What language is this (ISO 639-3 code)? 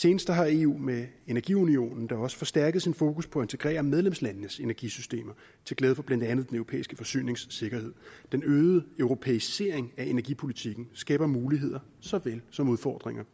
dan